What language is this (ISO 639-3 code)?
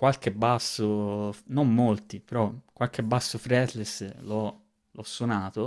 ita